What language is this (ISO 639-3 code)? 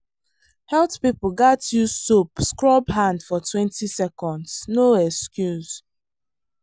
pcm